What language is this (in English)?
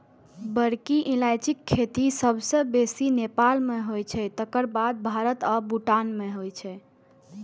Maithili